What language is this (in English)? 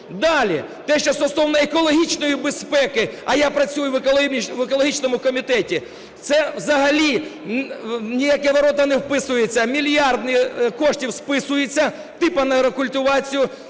Ukrainian